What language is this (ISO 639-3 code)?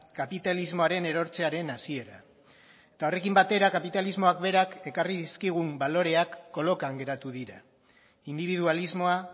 eus